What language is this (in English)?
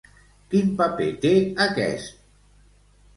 Catalan